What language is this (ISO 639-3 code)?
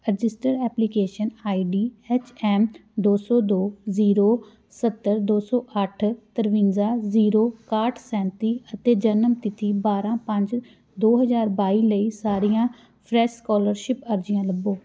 pan